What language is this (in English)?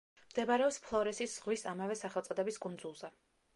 Georgian